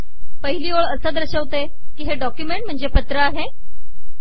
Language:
Marathi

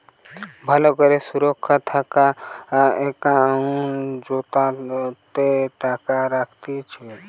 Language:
Bangla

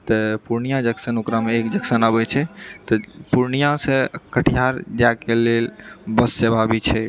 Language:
Maithili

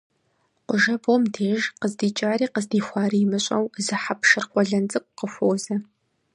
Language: Kabardian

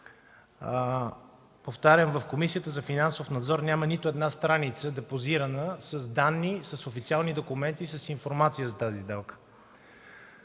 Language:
Bulgarian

